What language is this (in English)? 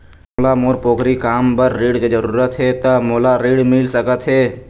Chhattisgarhi